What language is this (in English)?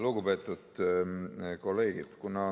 Estonian